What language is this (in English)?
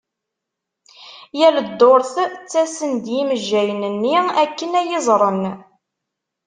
Kabyle